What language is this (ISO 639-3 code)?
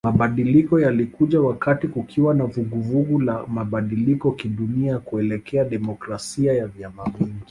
swa